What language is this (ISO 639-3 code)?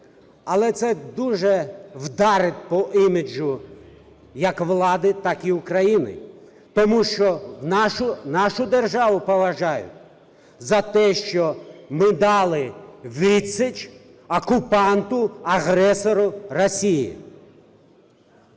ukr